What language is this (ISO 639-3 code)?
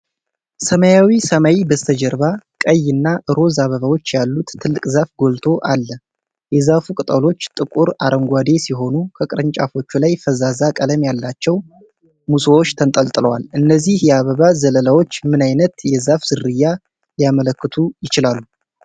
amh